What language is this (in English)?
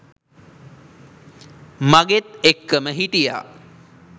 Sinhala